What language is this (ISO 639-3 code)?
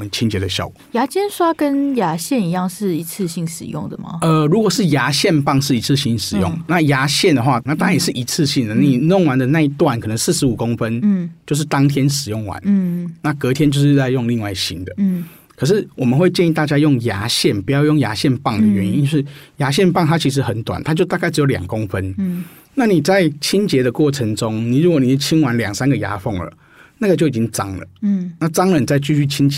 zho